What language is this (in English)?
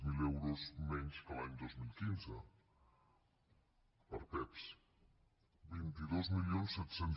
Catalan